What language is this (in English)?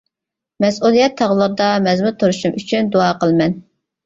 Uyghur